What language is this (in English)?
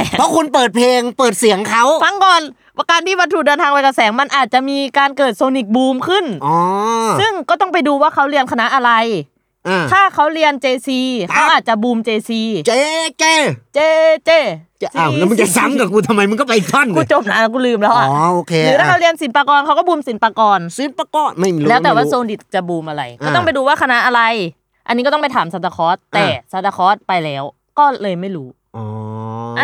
Thai